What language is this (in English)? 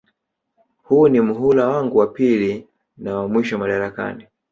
Swahili